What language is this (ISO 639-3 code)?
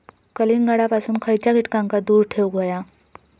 mar